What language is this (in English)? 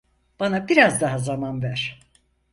Turkish